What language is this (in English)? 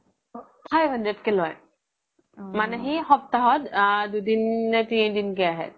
Assamese